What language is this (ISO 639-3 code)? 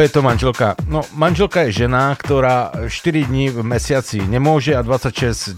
slk